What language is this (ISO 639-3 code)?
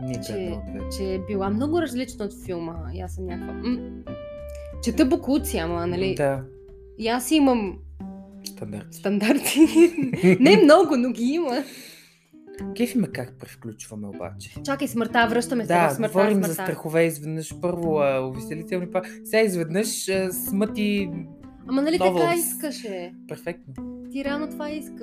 bul